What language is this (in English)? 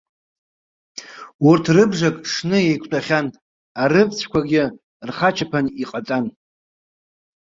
Abkhazian